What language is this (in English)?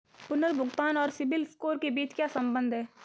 Hindi